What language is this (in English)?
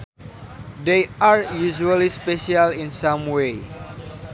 Sundanese